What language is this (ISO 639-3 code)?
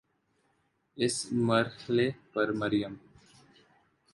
urd